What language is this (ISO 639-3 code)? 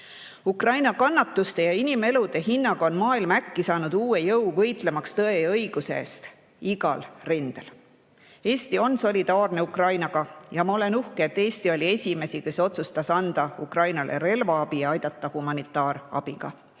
est